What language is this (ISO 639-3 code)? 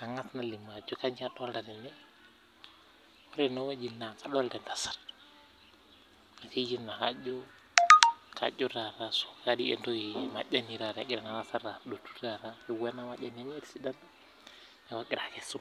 mas